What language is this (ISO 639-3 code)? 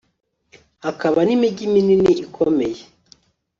kin